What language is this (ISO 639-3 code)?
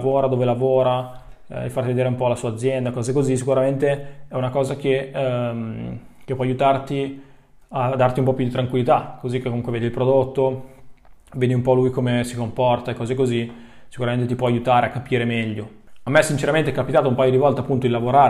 ita